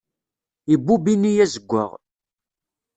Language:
Kabyle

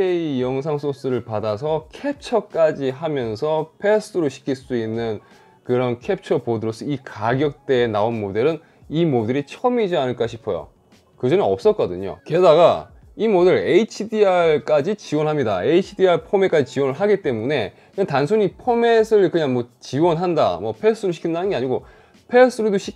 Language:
Korean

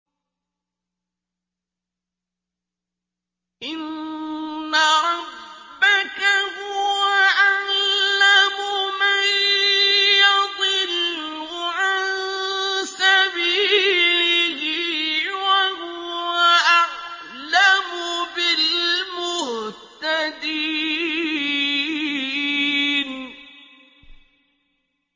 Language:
Arabic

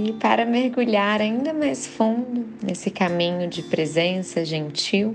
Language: Portuguese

